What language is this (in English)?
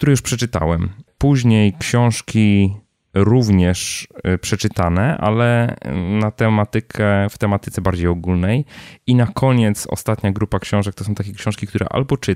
Polish